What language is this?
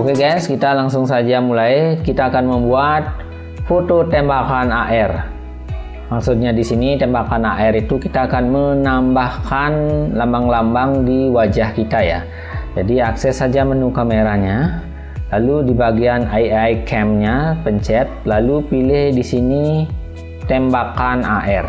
Indonesian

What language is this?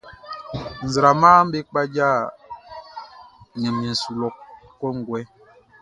Baoulé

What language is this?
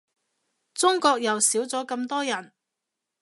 Cantonese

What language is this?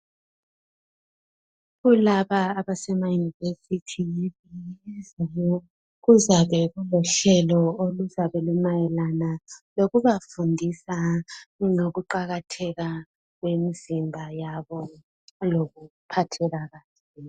North Ndebele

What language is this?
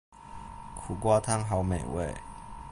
Chinese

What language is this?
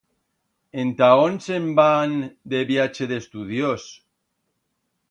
Aragonese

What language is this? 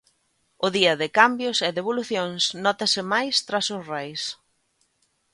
Galician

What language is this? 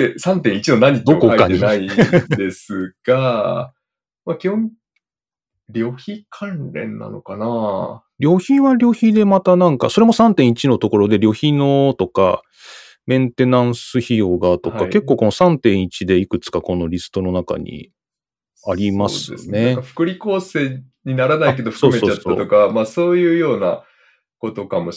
Japanese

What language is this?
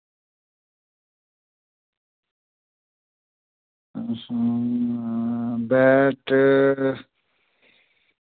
Dogri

